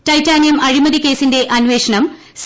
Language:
Malayalam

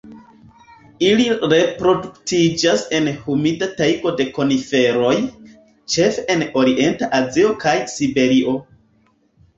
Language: Esperanto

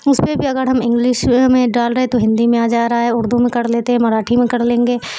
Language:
Urdu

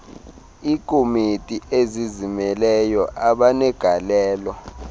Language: Xhosa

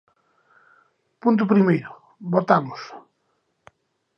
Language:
Galician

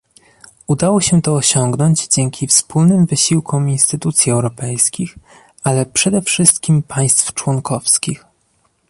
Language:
Polish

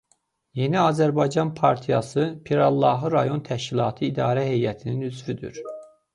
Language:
Azerbaijani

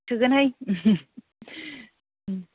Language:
Bodo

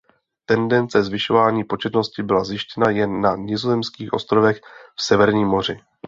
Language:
Czech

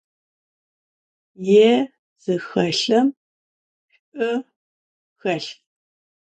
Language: Adyghe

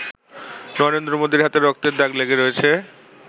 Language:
Bangla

